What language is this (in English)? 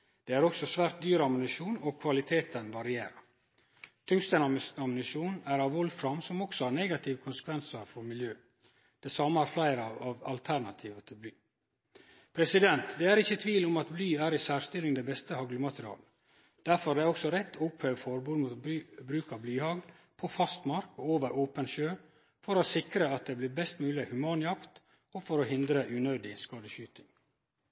Norwegian Nynorsk